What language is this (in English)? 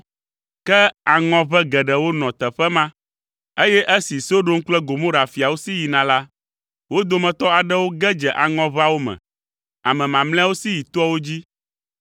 Ewe